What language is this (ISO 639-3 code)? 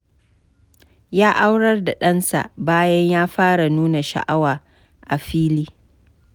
hau